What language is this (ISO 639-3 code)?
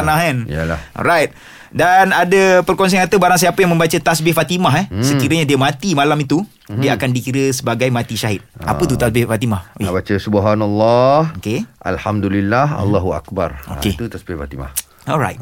msa